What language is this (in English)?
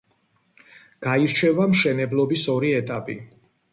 Georgian